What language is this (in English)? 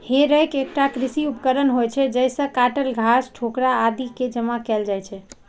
Maithili